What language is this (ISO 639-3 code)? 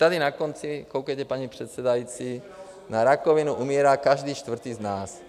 ces